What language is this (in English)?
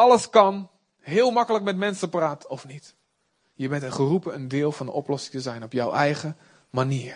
Dutch